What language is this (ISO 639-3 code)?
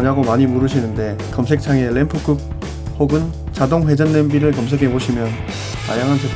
kor